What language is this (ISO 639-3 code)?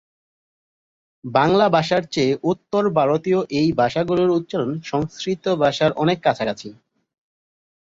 ben